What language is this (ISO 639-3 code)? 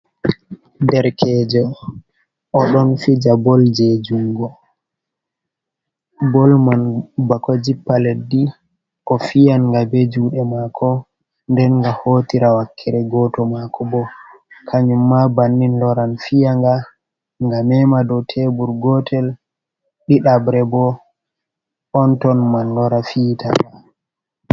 ful